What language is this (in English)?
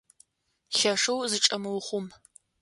Adyghe